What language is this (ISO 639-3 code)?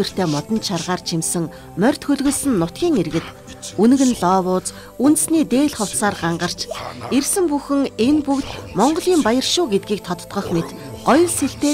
tur